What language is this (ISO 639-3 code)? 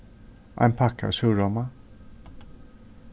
fao